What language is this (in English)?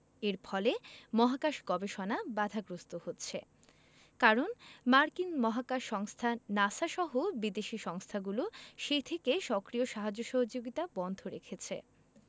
Bangla